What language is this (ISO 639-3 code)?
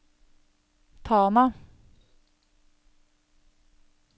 nor